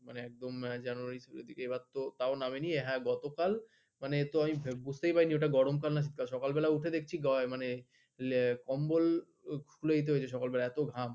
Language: Bangla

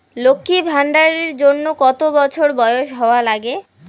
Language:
Bangla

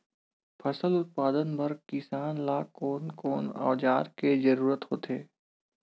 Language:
Chhattisgarhi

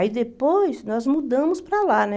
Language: Portuguese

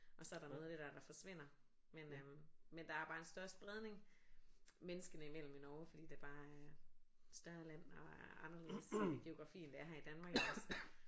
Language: Danish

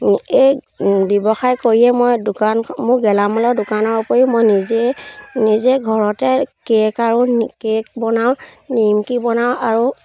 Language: Assamese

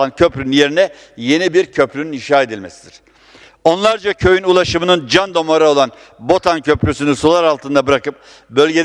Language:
Turkish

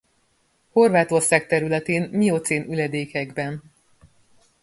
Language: Hungarian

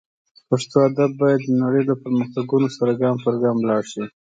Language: Pashto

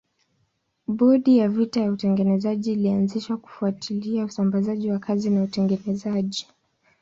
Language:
Swahili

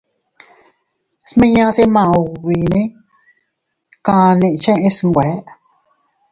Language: Teutila Cuicatec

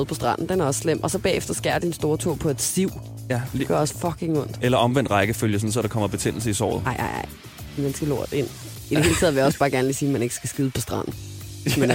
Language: Danish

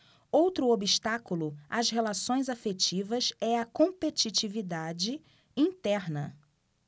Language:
Portuguese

